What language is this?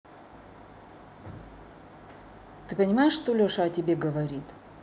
Russian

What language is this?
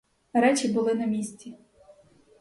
Ukrainian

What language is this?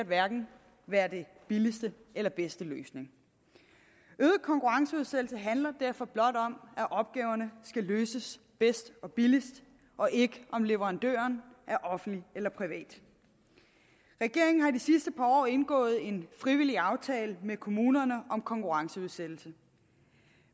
Danish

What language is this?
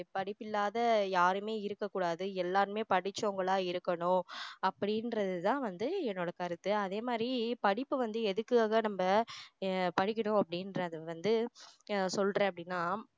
Tamil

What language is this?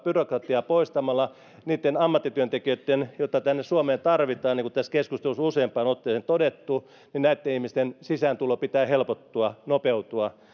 Finnish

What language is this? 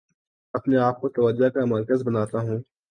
Urdu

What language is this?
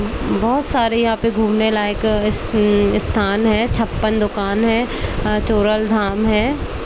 Hindi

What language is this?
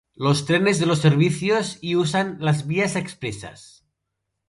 Spanish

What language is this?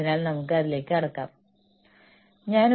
Malayalam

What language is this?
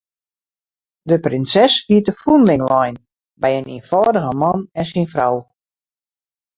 Western Frisian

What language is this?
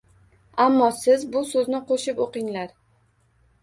Uzbek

